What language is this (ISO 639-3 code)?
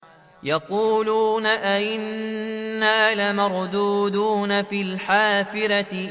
ara